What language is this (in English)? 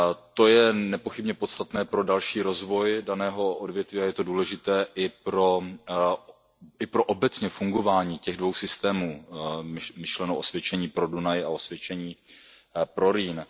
Czech